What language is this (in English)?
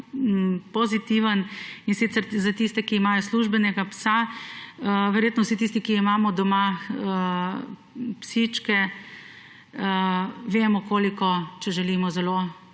Slovenian